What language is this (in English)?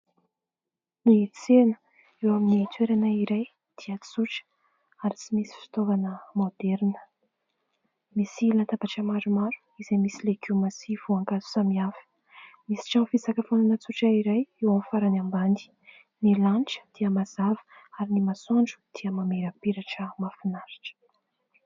Malagasy